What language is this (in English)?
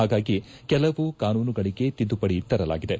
Kannada